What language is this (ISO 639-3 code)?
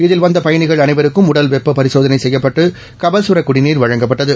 tam